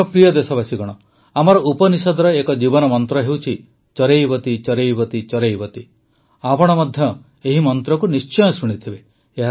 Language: Odia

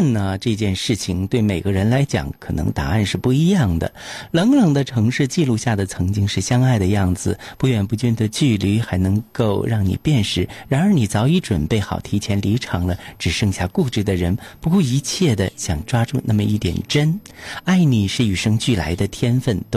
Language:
Chinese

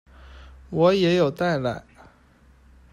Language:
Chinese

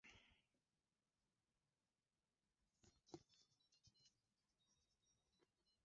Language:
Swahili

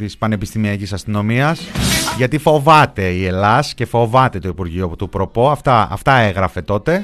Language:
Greek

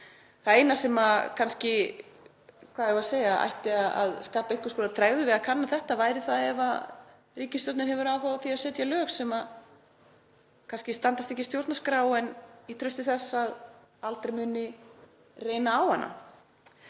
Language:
Icelandic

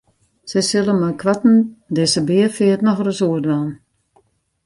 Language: Western Frisian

